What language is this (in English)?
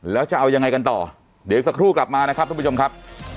Thai